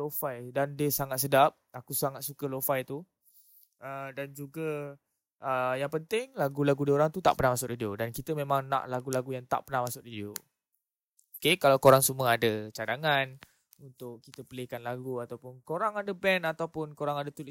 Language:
Malay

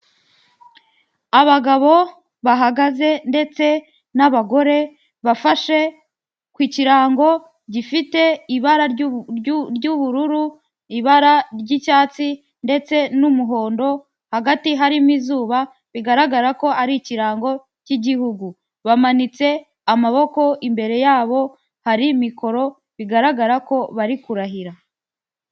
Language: Kinyarwanda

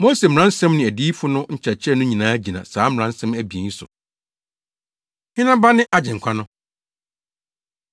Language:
Akan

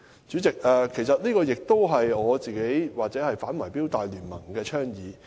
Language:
Cantonese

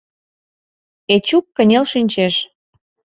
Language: Mari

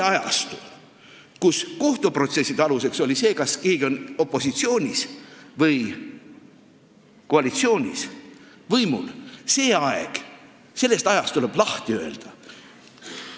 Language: Estonian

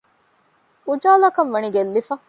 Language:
Divehi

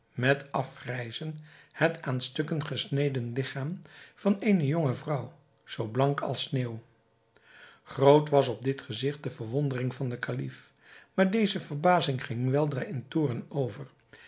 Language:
Dutch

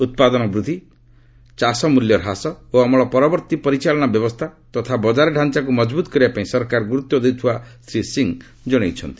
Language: Odia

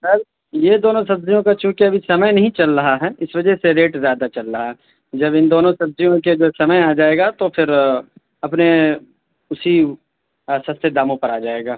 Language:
Urdu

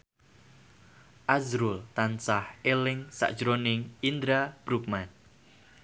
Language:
Javanese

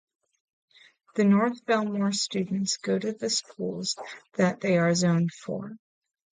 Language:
English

